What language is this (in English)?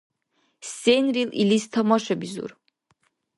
Dargwa